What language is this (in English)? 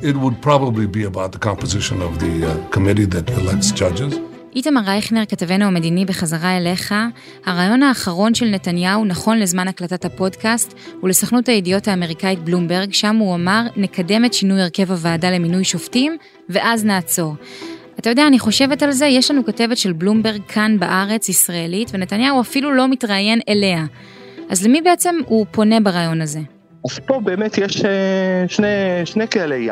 Hebrew